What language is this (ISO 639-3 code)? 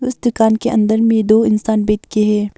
hin